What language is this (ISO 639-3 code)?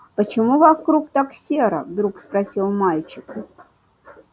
rus